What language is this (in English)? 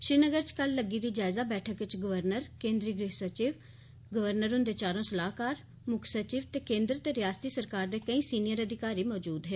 Dogri